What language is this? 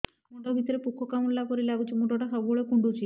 Odia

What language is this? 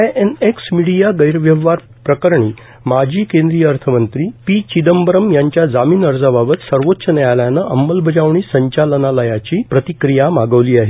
Marathi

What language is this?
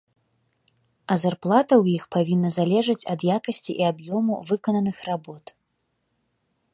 Belarusian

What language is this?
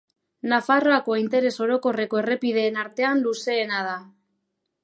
Basque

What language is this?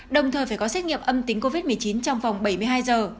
Vietnamese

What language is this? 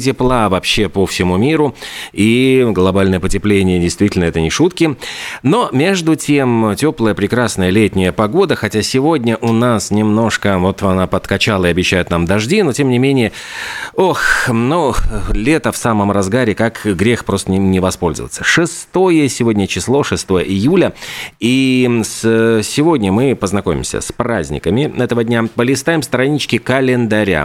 Russian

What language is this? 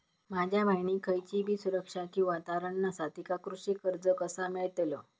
Marathi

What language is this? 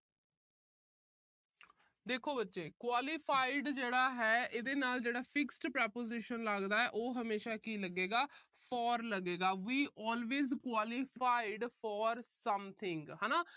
Punjabi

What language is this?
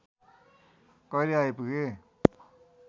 Nepali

